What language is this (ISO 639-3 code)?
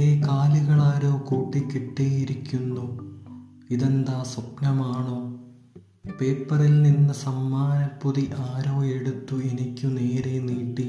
mal